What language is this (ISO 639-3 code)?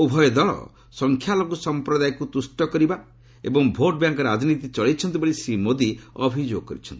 ori